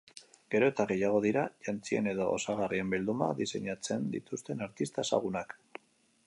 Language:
Basque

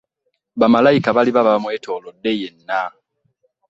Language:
Ganda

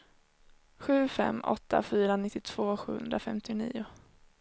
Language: Swedish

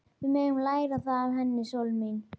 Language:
Icelandic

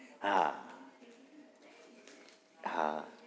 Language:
Gujarati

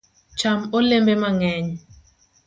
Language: Luo (Kenya and Tanzania)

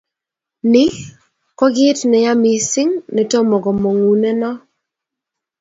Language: Kalenjin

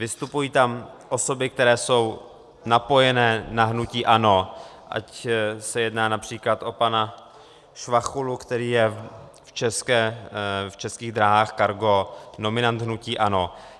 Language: Czech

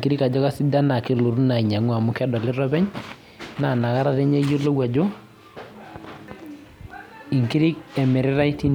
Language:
Masai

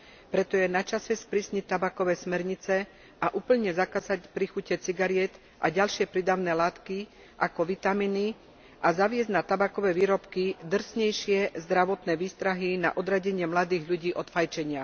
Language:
Slovak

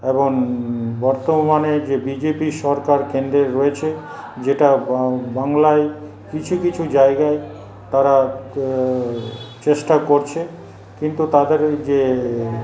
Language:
Bangla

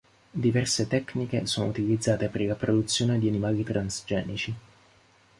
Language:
Italian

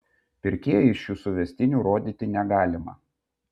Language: Lithuanian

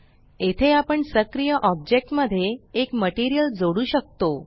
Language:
Marathi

